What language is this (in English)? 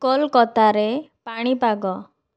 Odia